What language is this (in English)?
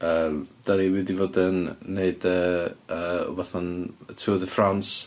Welsh